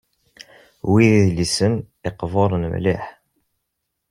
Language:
Kabyle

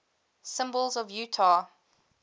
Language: English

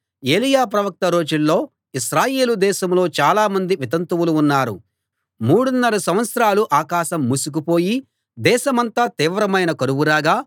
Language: Telugu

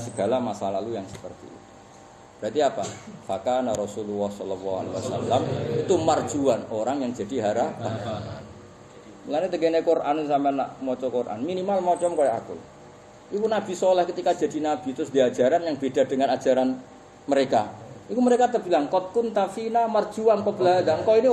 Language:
Indonesian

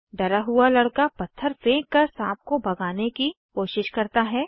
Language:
Hindi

